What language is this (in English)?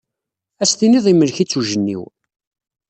Kabyle